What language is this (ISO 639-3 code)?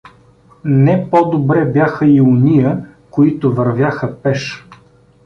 bul